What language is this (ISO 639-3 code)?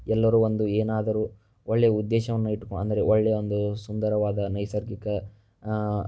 kan